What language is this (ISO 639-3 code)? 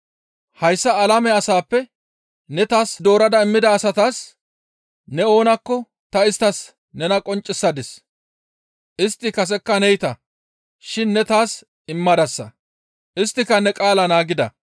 gmv